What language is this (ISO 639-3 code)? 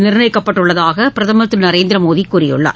tam